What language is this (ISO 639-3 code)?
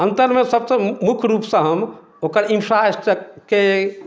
mai